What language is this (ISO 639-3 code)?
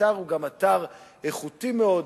heb